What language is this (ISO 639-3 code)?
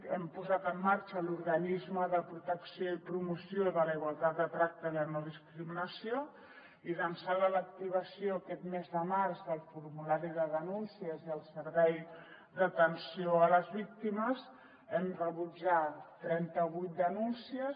cat